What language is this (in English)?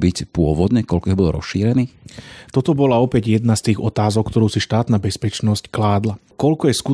Slovak